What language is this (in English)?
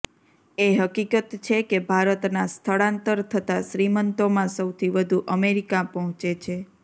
Gujarati